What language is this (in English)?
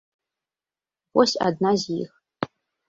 Belarusian